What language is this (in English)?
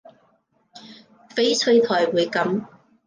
Cantonese